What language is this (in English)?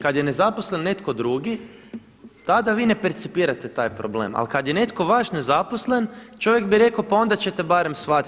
Croatian